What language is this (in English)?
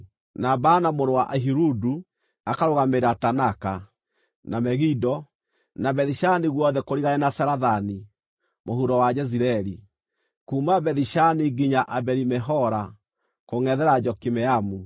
Kikuyu